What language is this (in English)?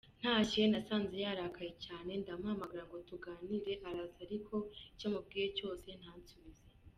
Kinyarwanda